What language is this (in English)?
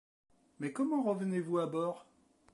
French